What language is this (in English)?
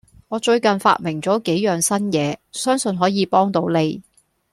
Cantonese